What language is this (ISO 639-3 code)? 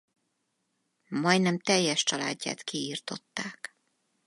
hun